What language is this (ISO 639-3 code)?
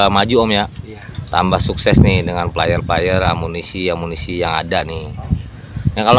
ind